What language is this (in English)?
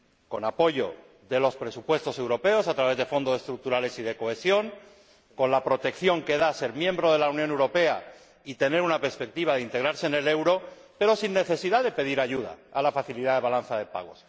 Spanish